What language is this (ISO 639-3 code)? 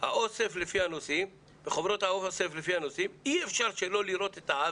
heb